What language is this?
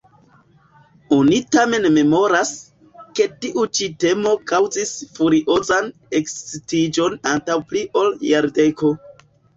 Esperanto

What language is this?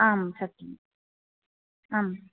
Sanskrit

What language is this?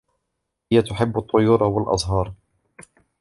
Arabic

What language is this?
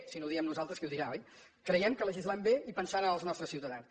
Catalan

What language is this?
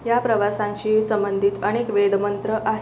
Marathi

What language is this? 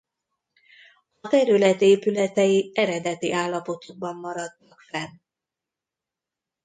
Hungarian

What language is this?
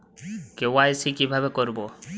Bangla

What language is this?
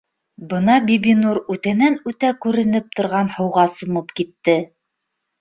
Bashkir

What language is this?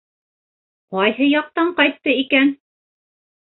Bashkir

